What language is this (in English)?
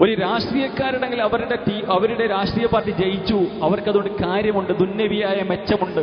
Arabic